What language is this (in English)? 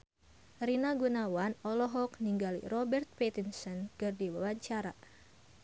Sundanese